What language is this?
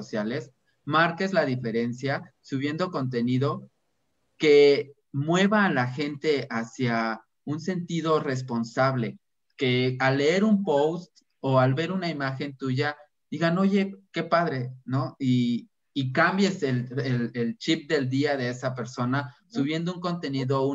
Spanish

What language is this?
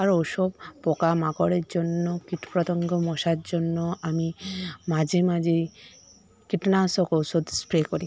Bangla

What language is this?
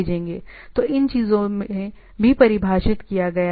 Hindi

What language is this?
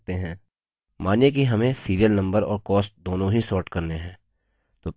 Hindi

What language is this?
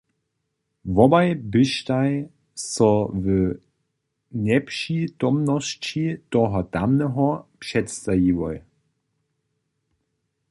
Upper Sorbian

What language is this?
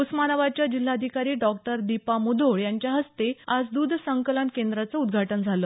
Marathi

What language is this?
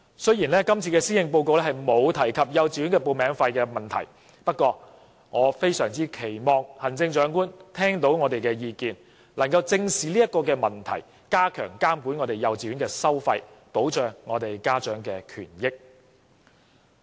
Cantonese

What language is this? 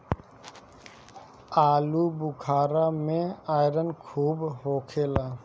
Bhojpuri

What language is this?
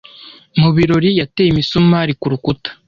Kinyarwanda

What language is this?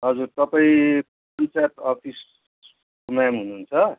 Nepali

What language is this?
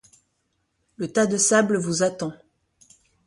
French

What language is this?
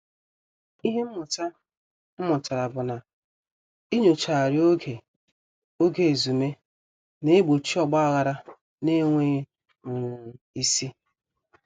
Igbo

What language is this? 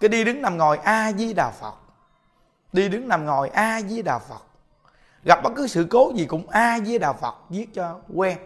Vietnamese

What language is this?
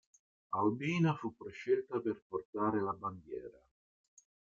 Italian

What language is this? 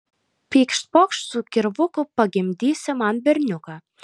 Lithuanian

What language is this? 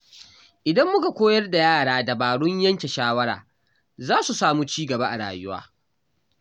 Hausa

